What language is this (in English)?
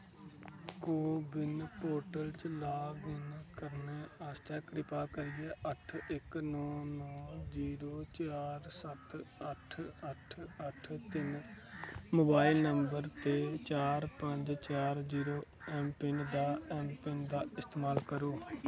Dogri